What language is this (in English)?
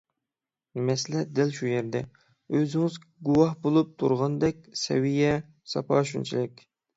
Uyghur